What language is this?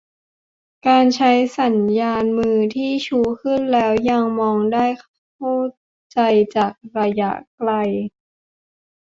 Thai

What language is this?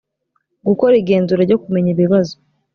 Kinyarwanda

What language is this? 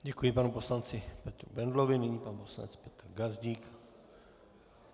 Czech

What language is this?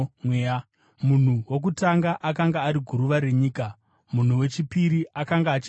Shona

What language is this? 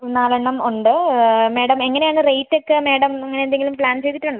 Malayalam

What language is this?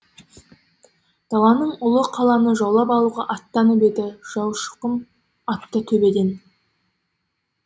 Kazakh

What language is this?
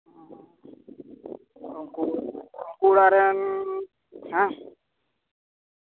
Santali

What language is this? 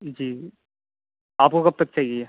Urdu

